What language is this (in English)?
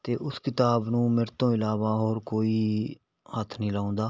Punjabi